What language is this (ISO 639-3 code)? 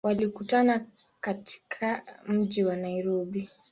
swa